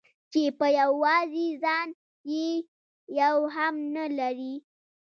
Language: Pashto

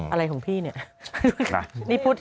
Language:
Thai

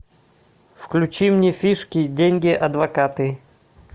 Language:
Russian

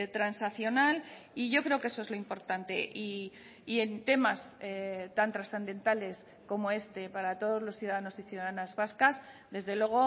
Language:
Spanish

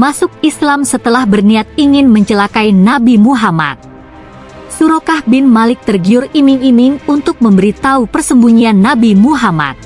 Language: Indonesian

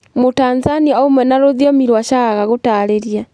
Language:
Kikuyu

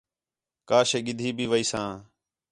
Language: Khetrani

